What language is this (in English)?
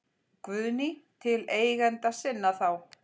Icelandic